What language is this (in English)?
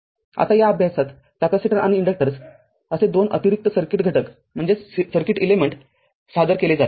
Marathi